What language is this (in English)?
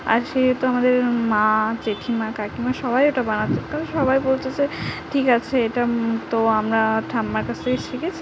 Bangla